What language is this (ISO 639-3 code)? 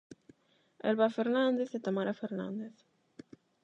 glg